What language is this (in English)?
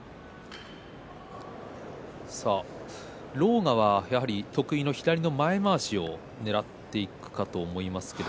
Japanese